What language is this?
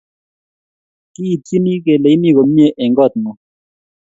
Kalenjin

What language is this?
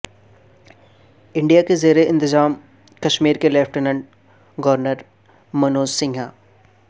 Urdu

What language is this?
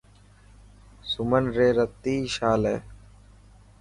Dhatki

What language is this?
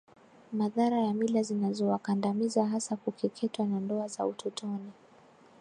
Swahili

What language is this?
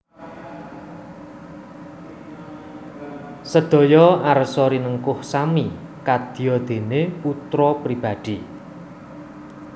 Javanese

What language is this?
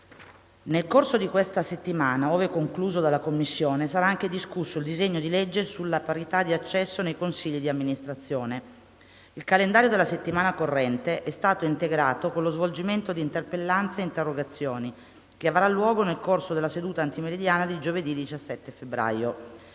Italian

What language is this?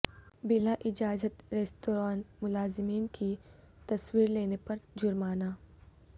Urdu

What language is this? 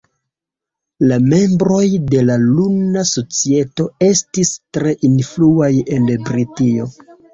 Esperanto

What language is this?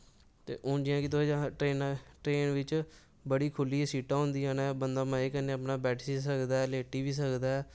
Dogri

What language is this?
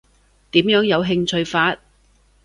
Cantonese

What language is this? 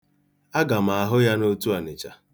Igbo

